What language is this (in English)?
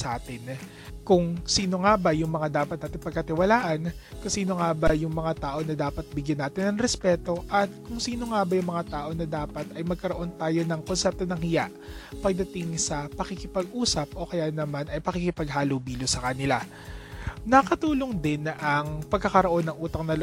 Filipino